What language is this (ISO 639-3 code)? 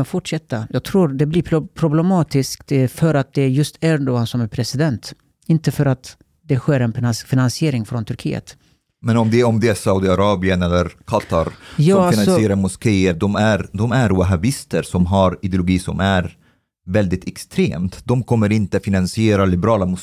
swe